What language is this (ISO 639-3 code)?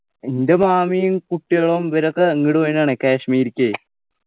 mal